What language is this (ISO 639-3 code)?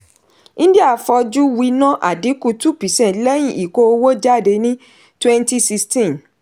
yor